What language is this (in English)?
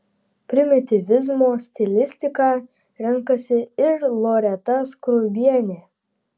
Lithuanian